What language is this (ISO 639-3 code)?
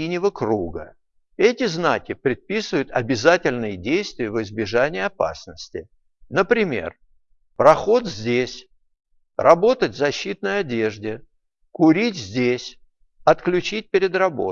rus